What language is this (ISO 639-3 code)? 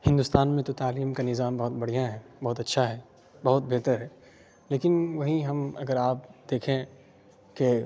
urd